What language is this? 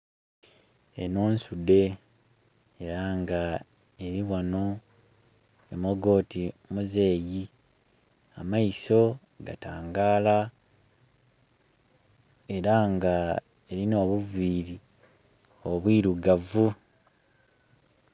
Soga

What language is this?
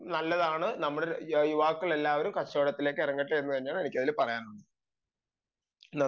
Malayalam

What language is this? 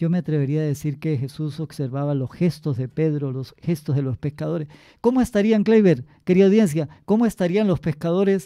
Spanish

